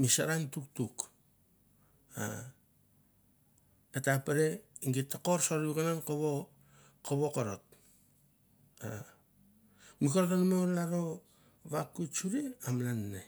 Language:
Mandara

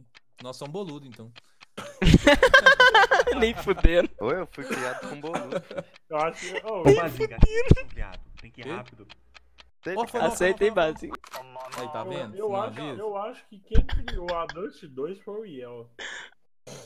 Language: Portuguese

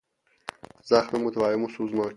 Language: Persian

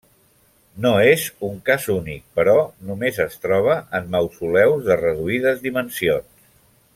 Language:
Catalan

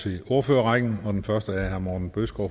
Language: Danish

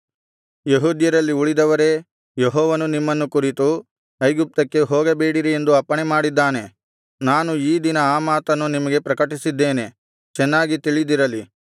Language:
Kannada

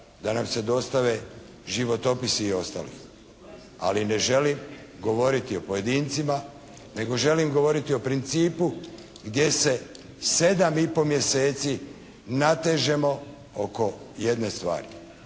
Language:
Croatian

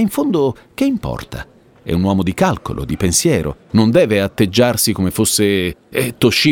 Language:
Italian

